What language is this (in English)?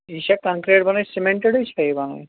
Kashmiri